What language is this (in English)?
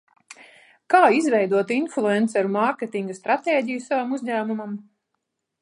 Latvian